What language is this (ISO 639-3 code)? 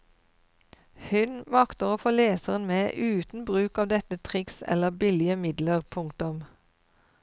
nor